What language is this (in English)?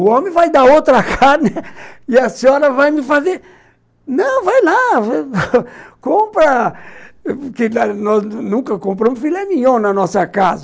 Portuguese